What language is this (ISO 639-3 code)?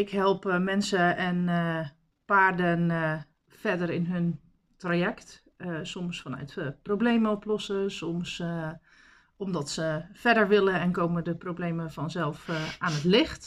nld